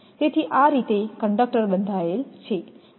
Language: Gujarati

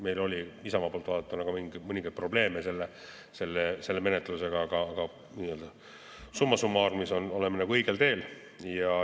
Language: Estonian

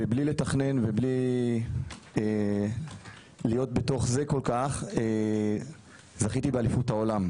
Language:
Hebrew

